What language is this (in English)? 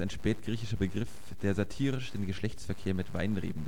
German